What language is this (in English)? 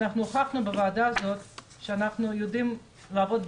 Hebrew